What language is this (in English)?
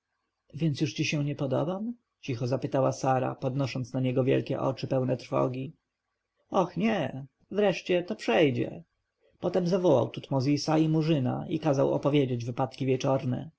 Polish